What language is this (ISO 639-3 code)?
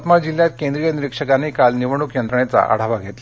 mar